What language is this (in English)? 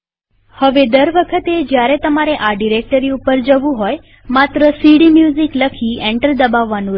Gujarati